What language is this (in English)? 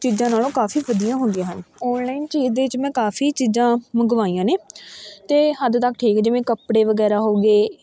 Punjabi